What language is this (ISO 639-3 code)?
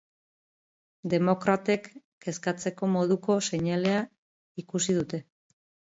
eus